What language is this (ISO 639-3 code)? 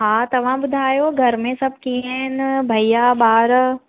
snd